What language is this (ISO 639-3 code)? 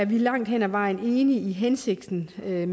dan